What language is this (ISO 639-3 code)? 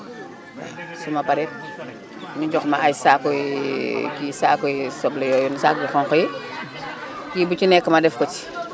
wol